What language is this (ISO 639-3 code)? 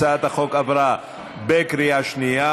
heb